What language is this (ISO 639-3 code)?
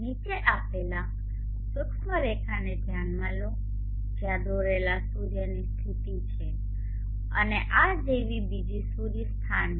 guj